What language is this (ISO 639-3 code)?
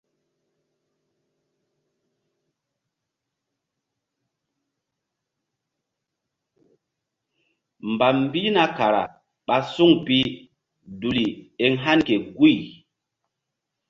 mdd